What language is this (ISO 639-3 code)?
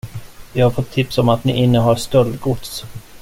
swe